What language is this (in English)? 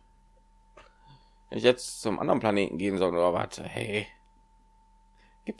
German